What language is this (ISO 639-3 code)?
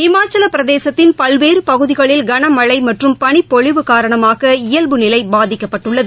tam